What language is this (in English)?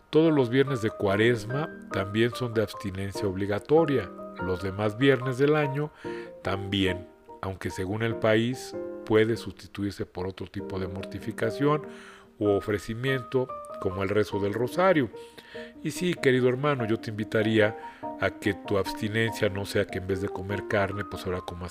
Spanish